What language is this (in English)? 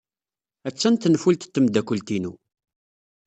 Kabyle